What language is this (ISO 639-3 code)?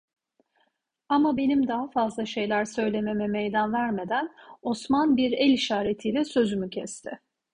tur